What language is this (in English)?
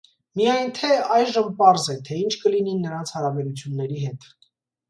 Armenian